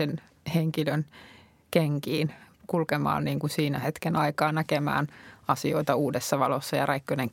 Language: Finnish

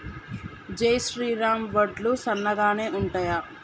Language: Telugu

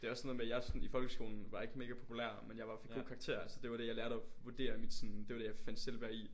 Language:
Danish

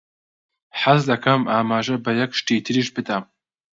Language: Central Kurdish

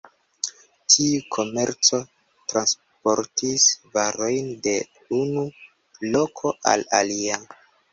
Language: Esperanto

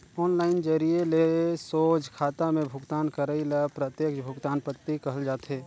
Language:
Chhattisgarhi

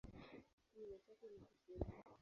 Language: Swahili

